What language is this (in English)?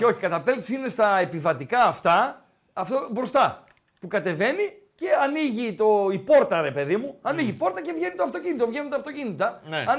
Greek